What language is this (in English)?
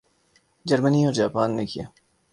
Urdu